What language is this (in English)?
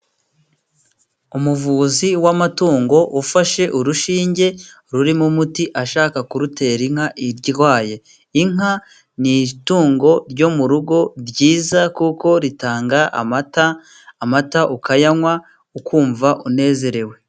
Kinyarwanda